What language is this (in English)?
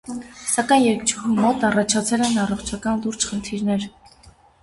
Armenian